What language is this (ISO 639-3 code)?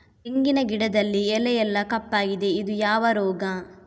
kan